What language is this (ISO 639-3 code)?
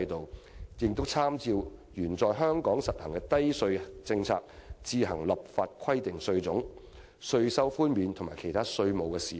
yue